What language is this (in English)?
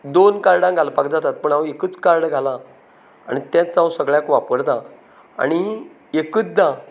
Konkani